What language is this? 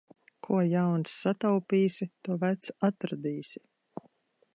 Latvian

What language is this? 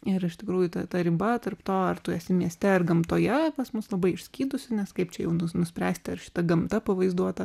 Lithuanian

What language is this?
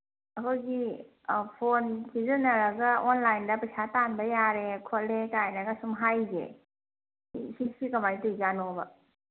Manipuri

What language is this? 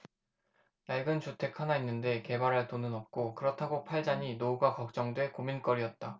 Korean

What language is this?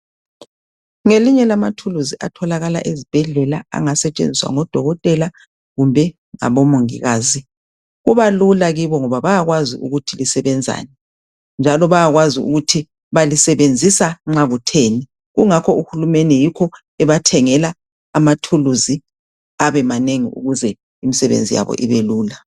North Ndebele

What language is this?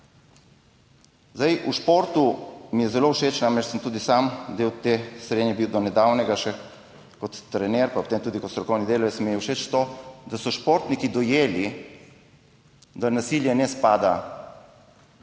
Slovenian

